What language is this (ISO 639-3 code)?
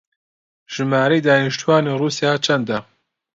ckb